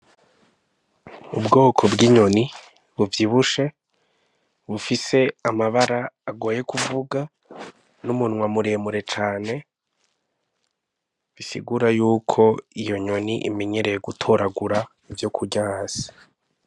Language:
Rundi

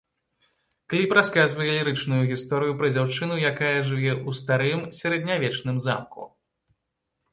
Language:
Belarusian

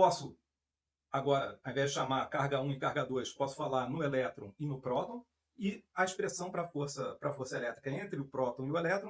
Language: Portuguese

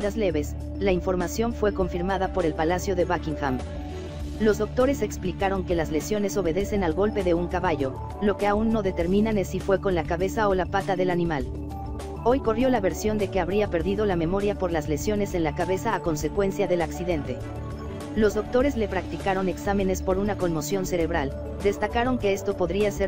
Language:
Spanish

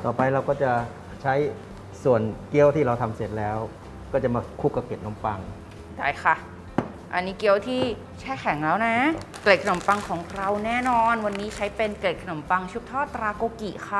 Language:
Thai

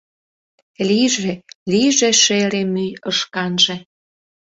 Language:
Mari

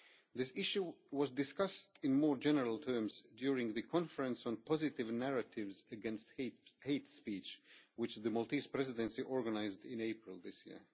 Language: English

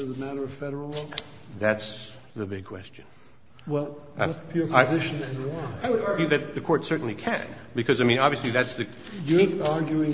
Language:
English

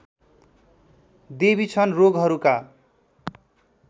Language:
Nepali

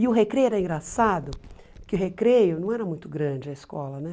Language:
Portuguese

